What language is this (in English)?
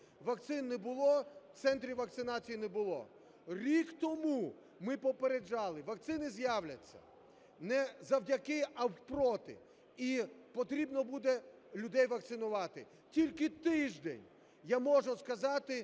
Ukrainian